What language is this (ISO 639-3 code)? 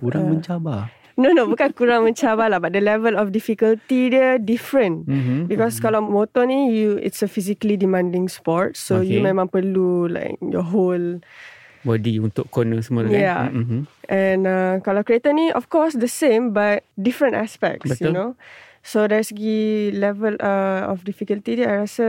msa